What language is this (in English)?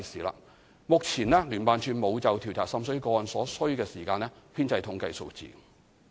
Cantonese